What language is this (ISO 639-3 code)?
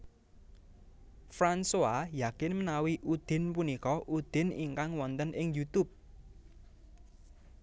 jav